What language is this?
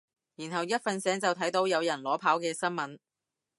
Cantonese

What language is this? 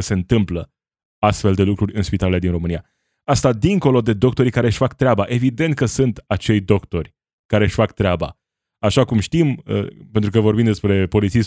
Romanian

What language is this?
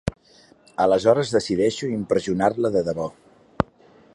Catalan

